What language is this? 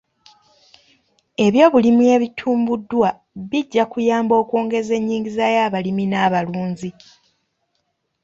Ganda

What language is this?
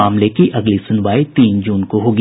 Hindi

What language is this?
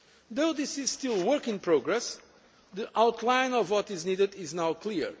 English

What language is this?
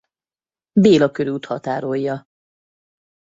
Hungarian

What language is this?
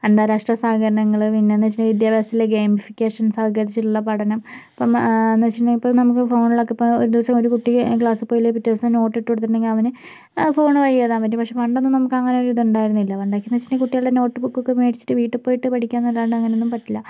Malayalam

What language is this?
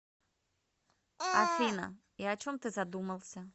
Russian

